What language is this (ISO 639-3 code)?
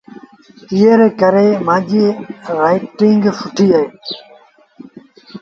sbn